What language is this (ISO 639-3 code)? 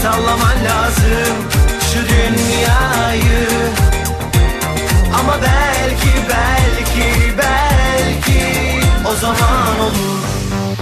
tur